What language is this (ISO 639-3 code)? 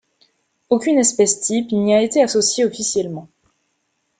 fra